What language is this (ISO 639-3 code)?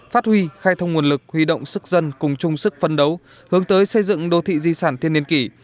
vie